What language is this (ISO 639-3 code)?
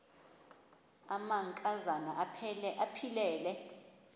xho